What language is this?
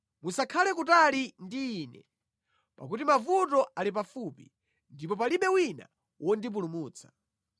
Nyanja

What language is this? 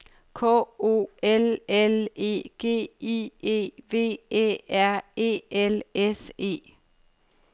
Danish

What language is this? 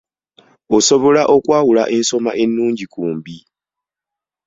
Ganda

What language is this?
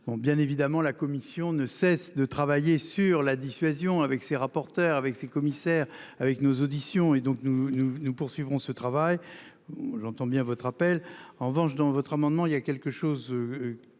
French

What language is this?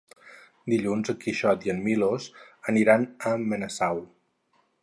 Catalan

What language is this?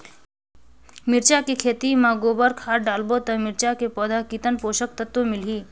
Chhattisgarhi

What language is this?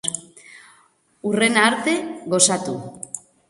Basque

